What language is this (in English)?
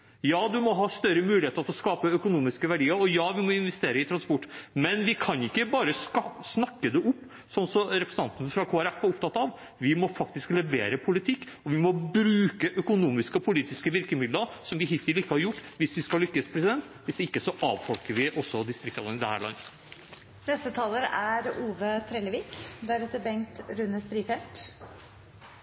Norwegian